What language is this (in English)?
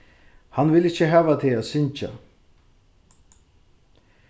Faroese